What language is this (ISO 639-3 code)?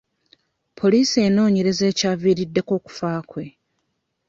lug